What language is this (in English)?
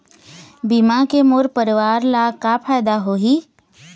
Chhattisgarhi